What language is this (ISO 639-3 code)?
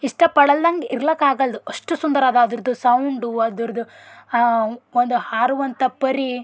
kan